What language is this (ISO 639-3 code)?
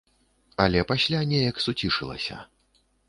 bel